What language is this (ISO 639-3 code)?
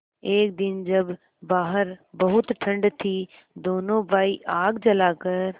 hin